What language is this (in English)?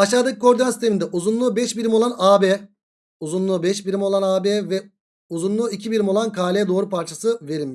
Turkish